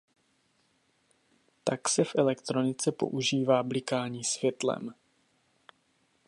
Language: Czech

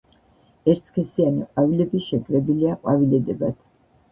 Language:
Georgian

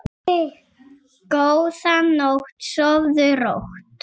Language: Icelandic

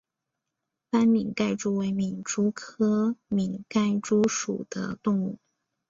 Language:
Chinese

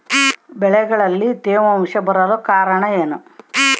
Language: Kannada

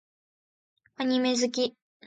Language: Japanese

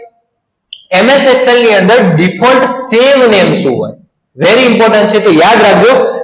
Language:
Gujarati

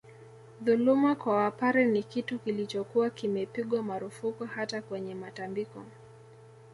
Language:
Swahili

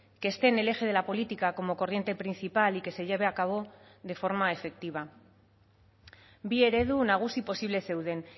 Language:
Spanish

